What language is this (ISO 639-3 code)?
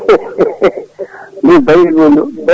ful